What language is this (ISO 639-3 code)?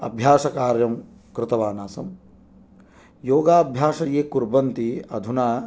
san